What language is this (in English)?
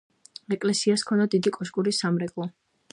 Georgian